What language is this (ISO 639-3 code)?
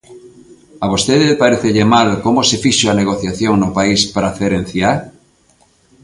glg